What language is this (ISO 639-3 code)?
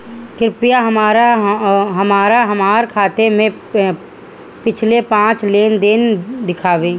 bho